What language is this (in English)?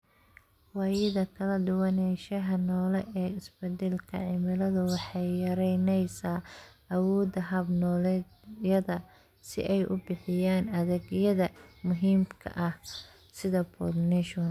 Somali